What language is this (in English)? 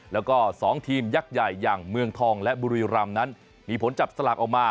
Thai